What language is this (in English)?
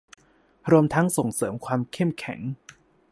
Thai